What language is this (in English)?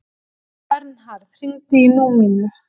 Icelandic